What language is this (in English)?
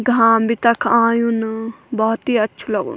Garhwali